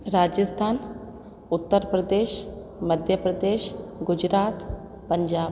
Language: Sindhi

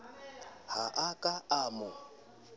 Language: Southern Sotho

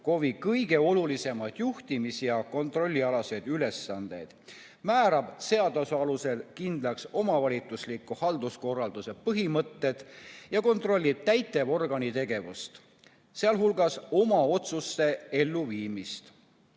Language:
Estonian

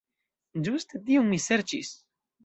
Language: Esperanto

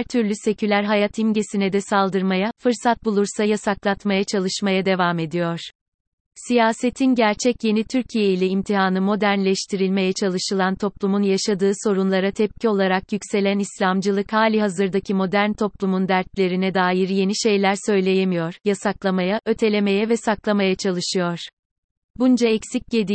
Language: Turkish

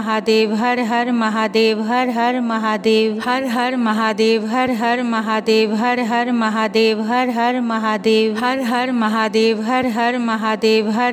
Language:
Punjabi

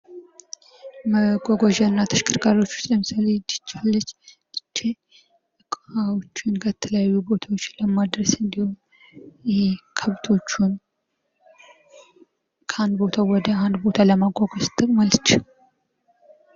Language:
Amharic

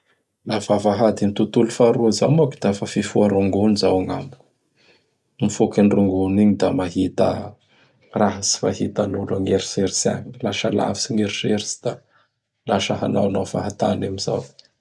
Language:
Bara Malagasy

